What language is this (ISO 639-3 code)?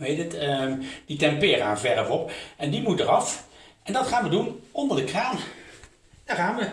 nld